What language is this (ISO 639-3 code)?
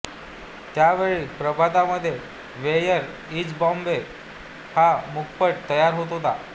mar